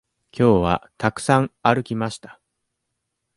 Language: Japanese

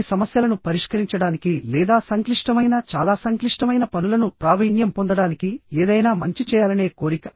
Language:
Telugu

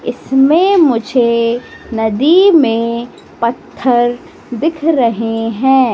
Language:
Hindi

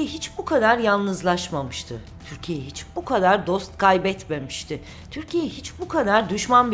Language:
Turkish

